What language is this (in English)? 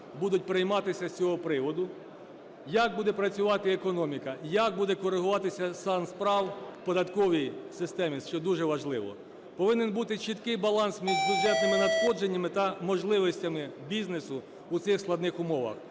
Ukrainian